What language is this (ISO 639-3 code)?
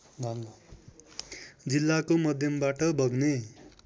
nep